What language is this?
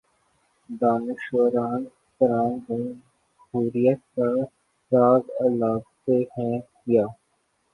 Urdu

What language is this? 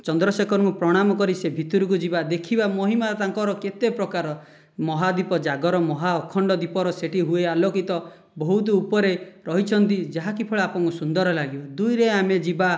Odia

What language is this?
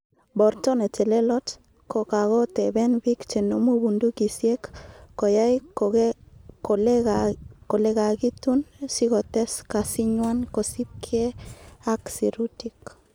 Kalenjin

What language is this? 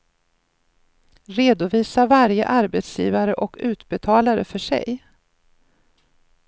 Swedish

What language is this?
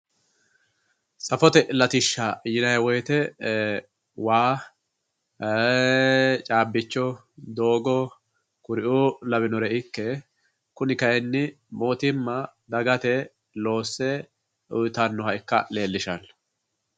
Sidamo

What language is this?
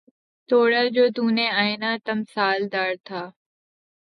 Urdu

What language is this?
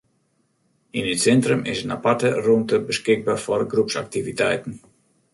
Western Frisian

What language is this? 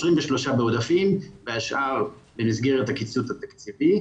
Hebrew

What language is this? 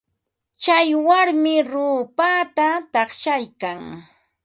Ambo-Pasco Quechua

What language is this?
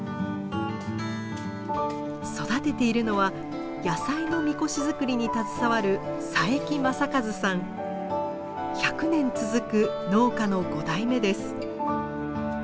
Japanese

